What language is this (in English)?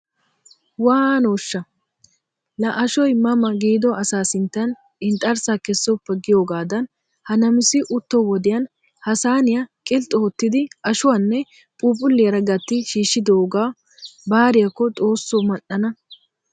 Wolaytta